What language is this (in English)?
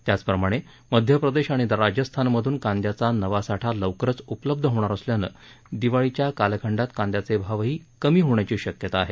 Marathi